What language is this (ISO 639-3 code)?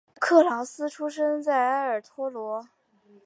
zho